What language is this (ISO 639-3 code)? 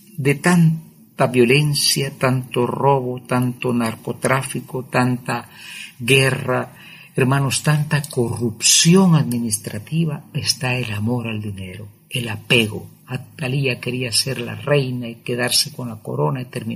spa